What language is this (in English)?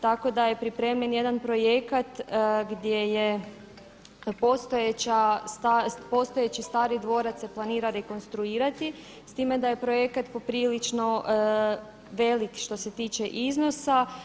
Croatian